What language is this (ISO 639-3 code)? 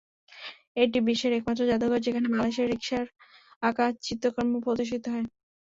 ben